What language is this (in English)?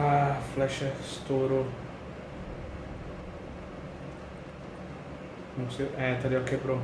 Portuguese